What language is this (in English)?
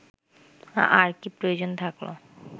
Bangla